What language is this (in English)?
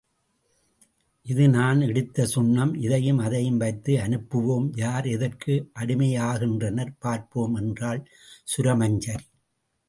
Tamil